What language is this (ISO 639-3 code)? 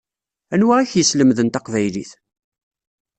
kab